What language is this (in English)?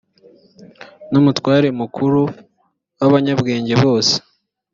Kinyarwanda